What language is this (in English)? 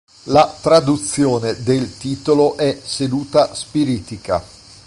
Italian